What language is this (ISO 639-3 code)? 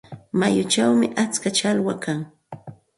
qxt